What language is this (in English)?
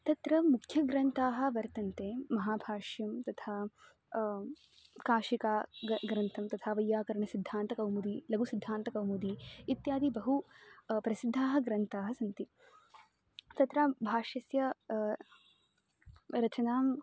Sanskrit